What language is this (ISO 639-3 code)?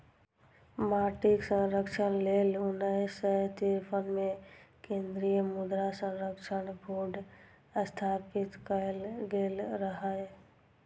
mai